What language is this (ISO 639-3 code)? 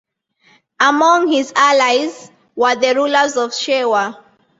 eng